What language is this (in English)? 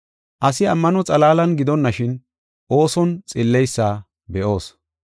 Gofa